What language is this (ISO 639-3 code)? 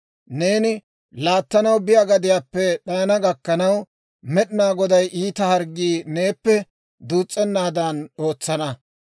dwr